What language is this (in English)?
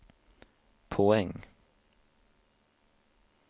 Swedish